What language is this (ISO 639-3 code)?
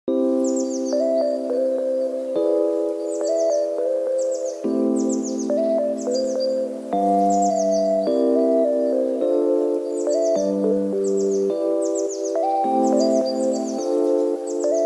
por